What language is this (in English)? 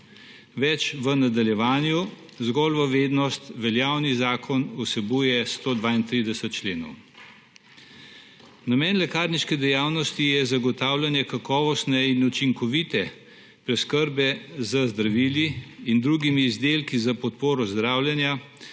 Slovenian